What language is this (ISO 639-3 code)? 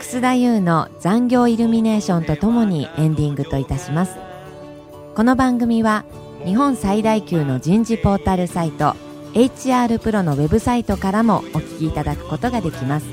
jpn